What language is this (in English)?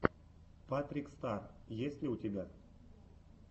Russian